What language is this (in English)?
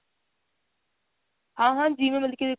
Punjabi